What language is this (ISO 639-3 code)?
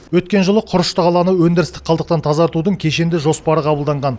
kaz